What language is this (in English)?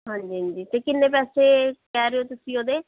Punjabi